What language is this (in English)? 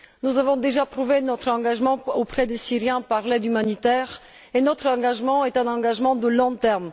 French